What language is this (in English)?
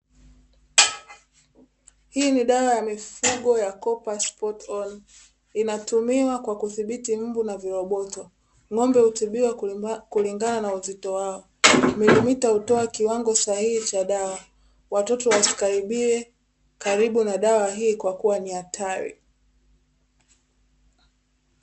Swahili